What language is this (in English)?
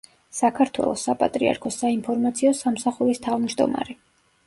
Georgian